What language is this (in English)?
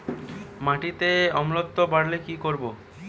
Bangla